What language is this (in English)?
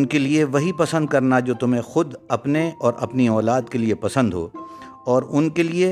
Urdu